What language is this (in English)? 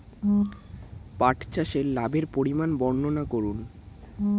Bangla